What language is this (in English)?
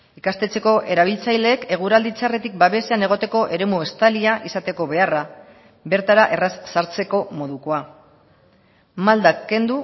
Basque